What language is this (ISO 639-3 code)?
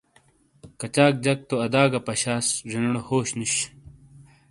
scl